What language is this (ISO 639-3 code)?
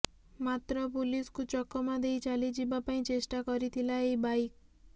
ori